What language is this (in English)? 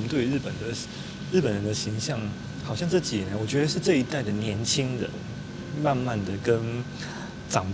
Chinese